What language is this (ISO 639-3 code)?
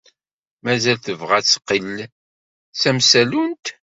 kab